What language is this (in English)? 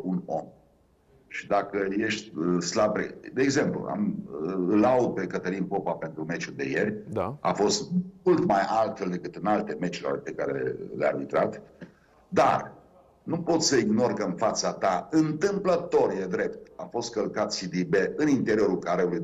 Romanian